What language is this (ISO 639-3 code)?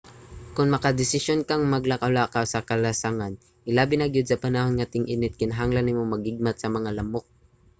ceb